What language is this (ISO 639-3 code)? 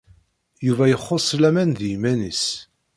kab